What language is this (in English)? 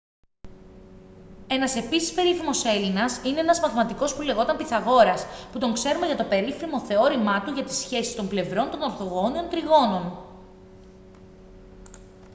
Greek